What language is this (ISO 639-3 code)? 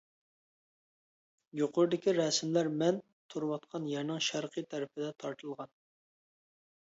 uig